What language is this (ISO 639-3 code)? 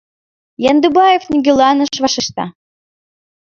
chm